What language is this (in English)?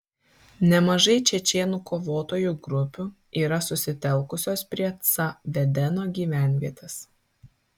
Lithuanian